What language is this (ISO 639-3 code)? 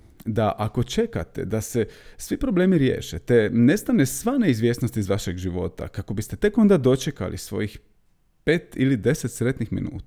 hrv